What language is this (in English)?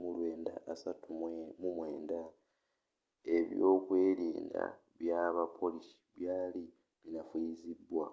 Ganda